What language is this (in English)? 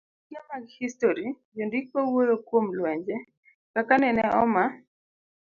Luo (Kenya and Tanzania)